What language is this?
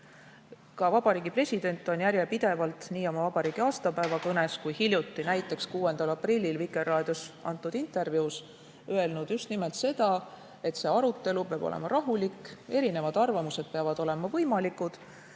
Estonian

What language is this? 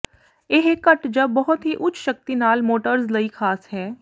Punjabi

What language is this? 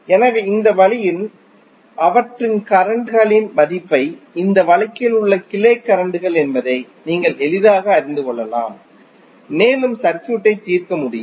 Tamil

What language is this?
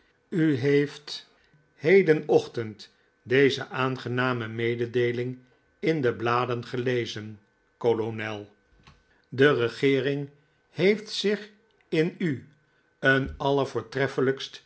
Dutch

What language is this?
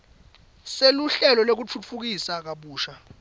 Swati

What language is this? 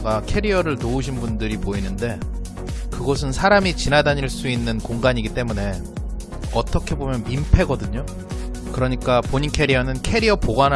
Korean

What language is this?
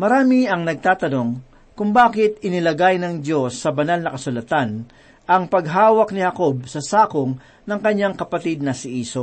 Filipino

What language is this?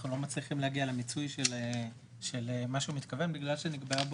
Hebrew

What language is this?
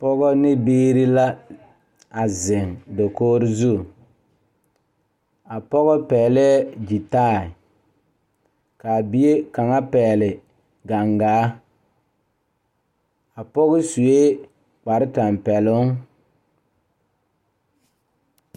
Southern Dagaare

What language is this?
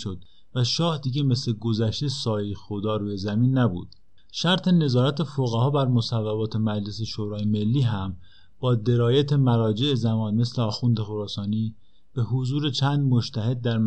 Persian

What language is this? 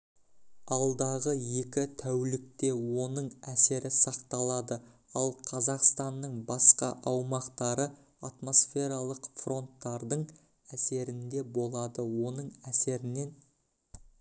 Kazakh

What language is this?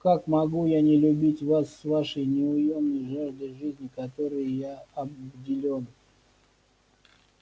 Russian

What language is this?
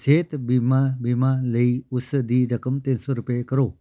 Punjabi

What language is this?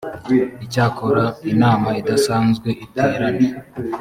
Kinyarwanda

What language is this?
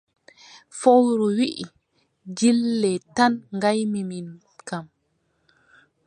Adamawa Fulfulde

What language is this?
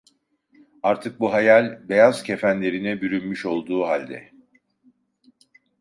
Turkish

